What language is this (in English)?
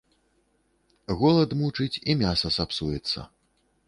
Belarusian